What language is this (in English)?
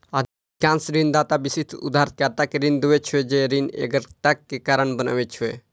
Maithili